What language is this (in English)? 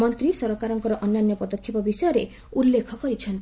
Odia